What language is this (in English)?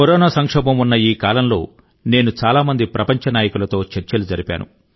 Telugu